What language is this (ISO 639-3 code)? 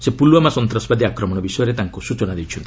ori